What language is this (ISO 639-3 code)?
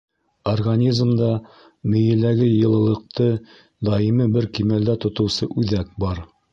bak